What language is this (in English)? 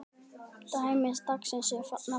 Icelandic